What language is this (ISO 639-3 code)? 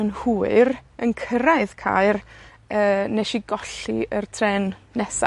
cym